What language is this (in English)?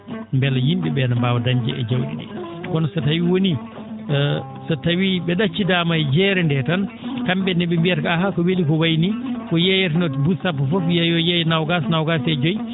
Fula